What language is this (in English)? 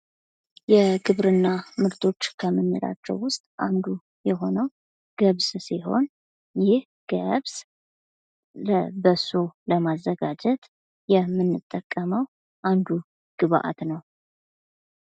Amharic